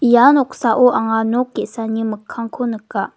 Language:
Garo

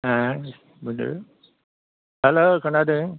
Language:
Bodo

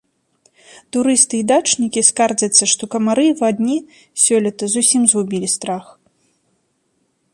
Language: Belarusian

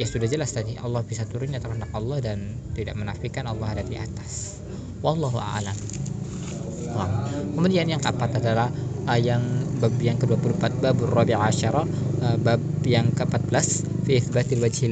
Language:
Indonesian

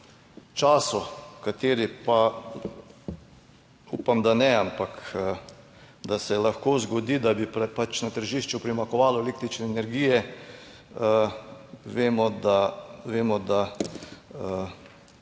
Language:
Slovenian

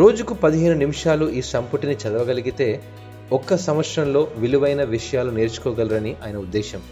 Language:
Telugu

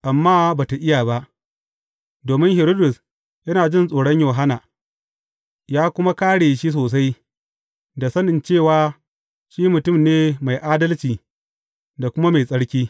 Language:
Hausa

